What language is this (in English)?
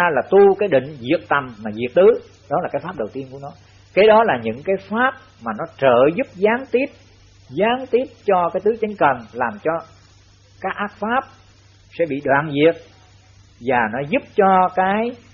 Vietnamese